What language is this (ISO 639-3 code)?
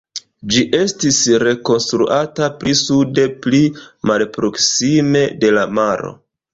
epo